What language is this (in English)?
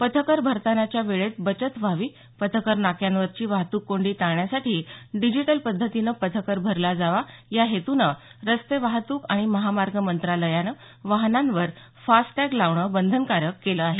Marathi